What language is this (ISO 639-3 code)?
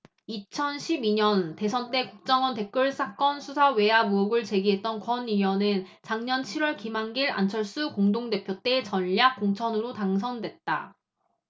kor